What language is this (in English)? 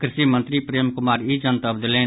Maithili